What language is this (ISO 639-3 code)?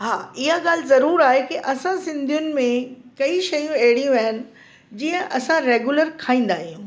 snd